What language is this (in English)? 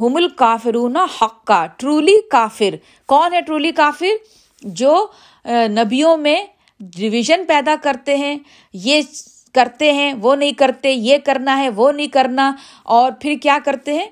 Urdu